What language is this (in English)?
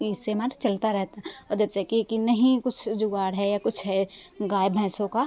Hindi